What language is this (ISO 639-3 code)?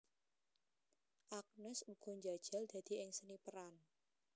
jav